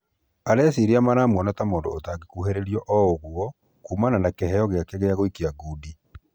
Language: Kikuyu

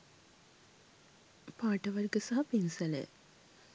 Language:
Sinhala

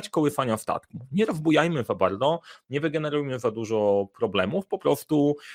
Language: Polish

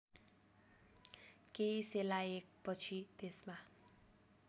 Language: Nepali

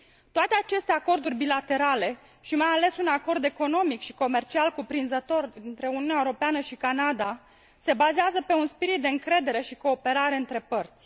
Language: Romanian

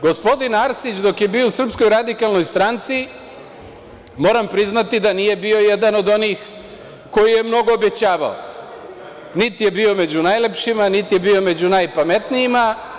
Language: Serbian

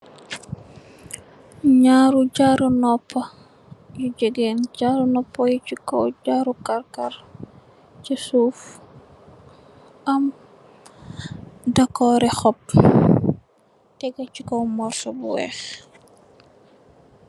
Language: Wolof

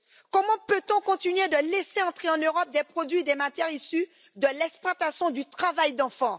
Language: French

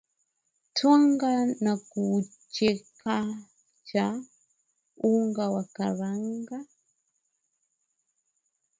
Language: Swahili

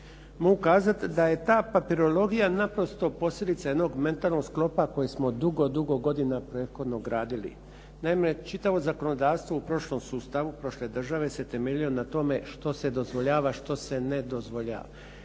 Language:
Croatian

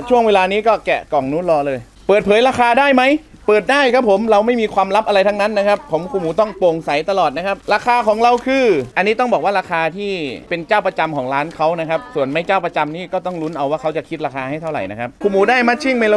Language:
Thai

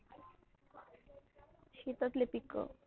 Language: Marathi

